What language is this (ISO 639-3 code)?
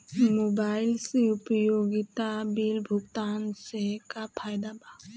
bho